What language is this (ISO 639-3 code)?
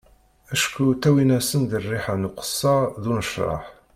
kab